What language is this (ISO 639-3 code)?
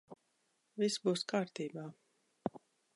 lav